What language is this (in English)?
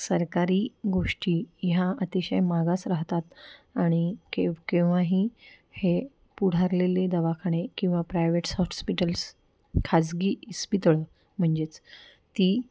Marathi